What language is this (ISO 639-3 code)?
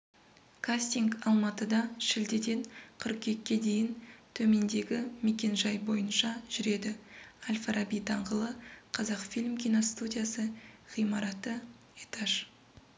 kaz